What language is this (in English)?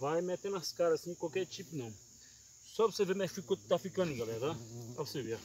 Portuguese